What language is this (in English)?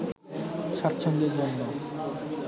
Bangla